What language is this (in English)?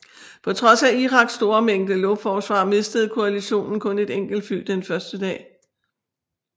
Danish